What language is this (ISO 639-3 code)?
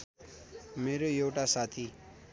nep